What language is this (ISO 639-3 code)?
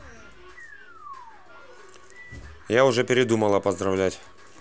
rus